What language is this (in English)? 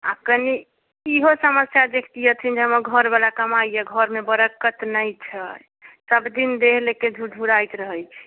Maithili